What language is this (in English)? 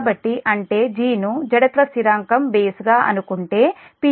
Telugu